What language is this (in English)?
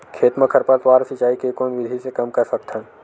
Chhattisgarhi